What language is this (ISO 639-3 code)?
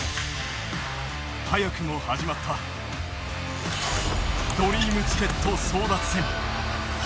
jpn